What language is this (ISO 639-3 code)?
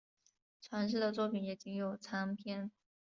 zho